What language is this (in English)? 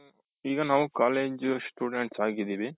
Kannada